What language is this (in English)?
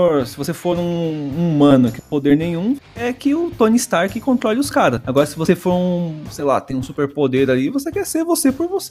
Portuguese